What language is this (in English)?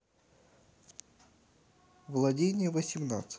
Russian